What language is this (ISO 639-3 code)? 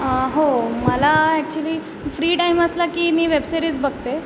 mar